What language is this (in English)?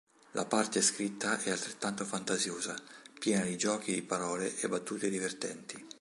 Italian